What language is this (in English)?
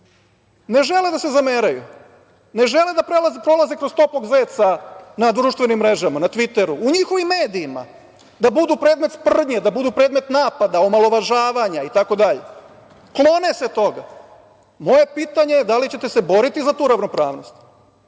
Serbian